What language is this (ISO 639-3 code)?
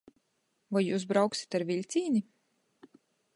ltg